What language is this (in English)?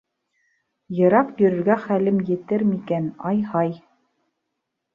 Bashkir